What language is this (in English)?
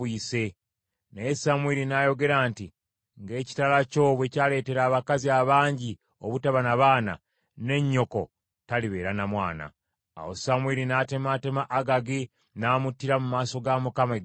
Ganda